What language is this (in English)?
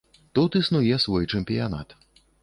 Belarusian